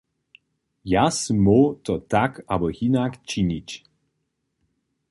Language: Upper Sorbian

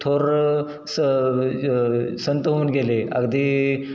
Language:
Marathi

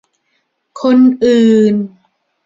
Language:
Thai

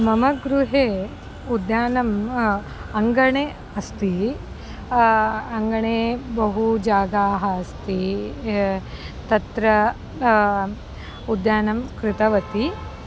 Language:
Sanskrit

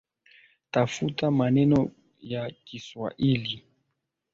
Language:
Swahili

